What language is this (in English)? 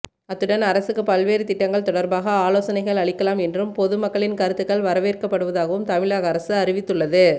Tamil